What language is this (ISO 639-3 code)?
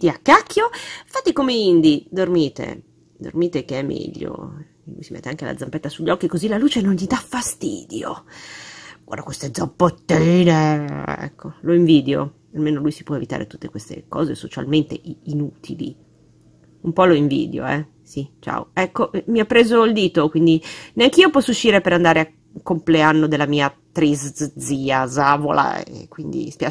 ita